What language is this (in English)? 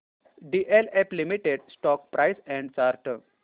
Marathi